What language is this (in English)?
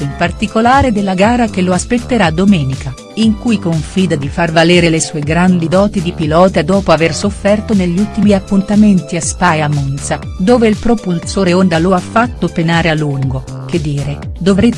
Italian